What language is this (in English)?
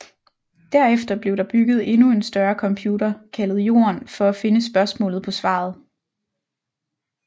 Danish